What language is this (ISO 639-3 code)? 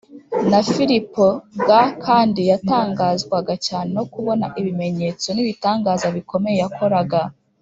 kin